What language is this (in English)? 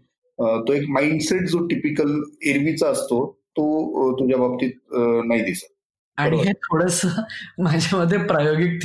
Marathi